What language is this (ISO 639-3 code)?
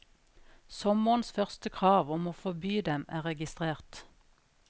nor